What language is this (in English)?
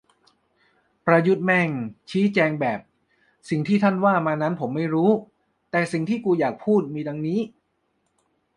Thai